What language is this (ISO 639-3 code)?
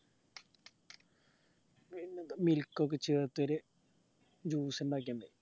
mal